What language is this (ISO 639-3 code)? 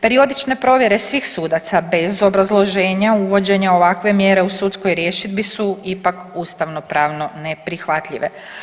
hrv